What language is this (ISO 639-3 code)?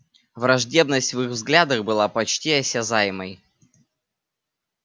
rus